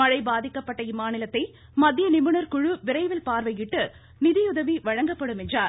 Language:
Tamil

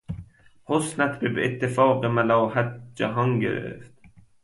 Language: Persian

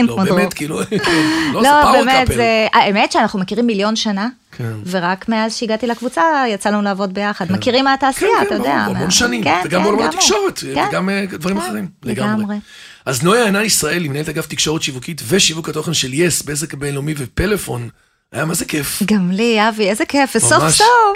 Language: Hebrew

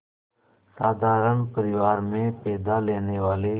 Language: Hindi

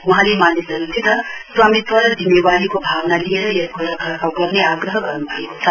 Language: Nepali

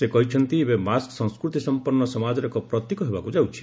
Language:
Odia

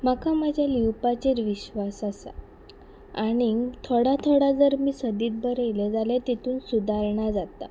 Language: Konkani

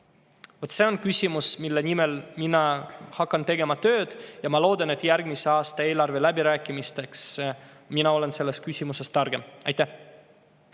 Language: Estonian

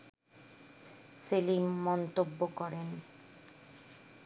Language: Bangla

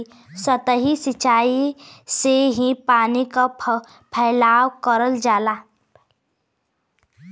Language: Bhojpuri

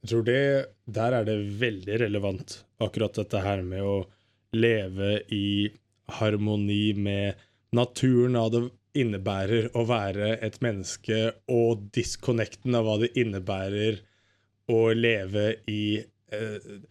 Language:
Swedish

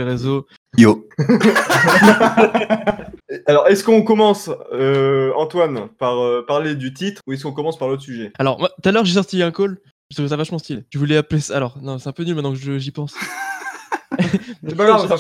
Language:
French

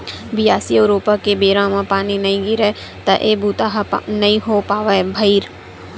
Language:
Chhattisgarhi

